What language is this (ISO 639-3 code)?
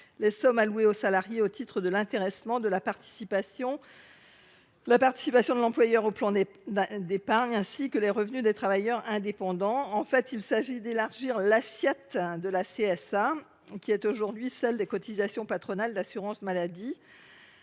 fra